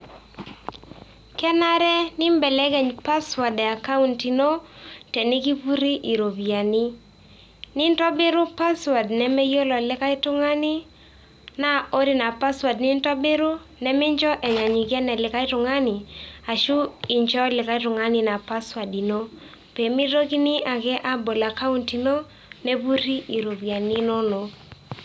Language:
Masai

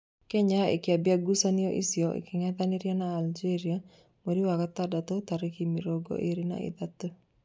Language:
Kikuyu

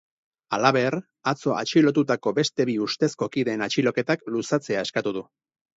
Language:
Basque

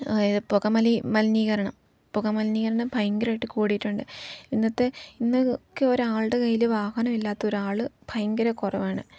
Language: Malayalam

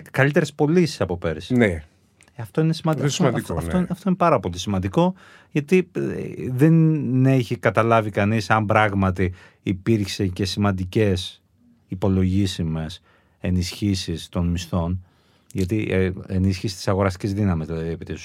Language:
Greek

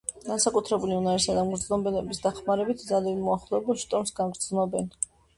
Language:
Georgian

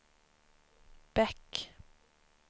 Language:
Swedish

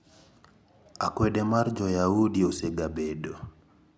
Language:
Luo (Kenya and Tanzania)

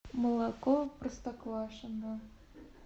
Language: Russian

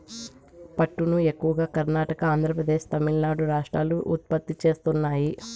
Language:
Telugu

